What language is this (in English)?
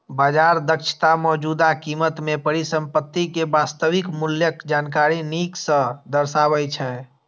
Maithili